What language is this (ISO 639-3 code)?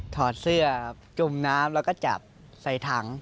tha